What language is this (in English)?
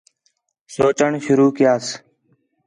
Khetrani